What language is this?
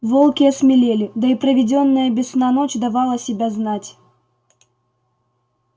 Russian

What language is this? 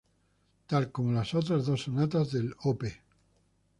Spanish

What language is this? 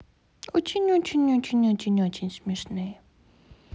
Russian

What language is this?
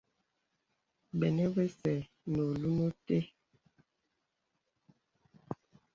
Bebele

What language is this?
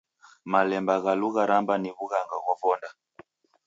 Taita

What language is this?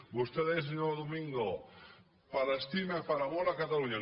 Catalan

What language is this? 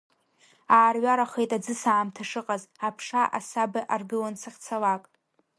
Abkhazian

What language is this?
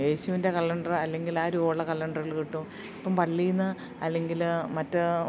Malayalam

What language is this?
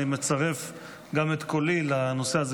Hebrew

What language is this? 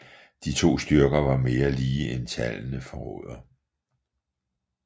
Danish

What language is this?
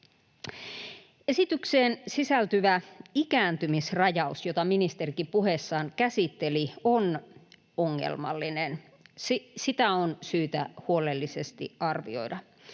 Finnish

